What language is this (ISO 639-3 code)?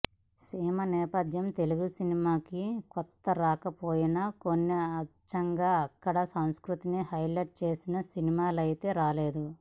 tel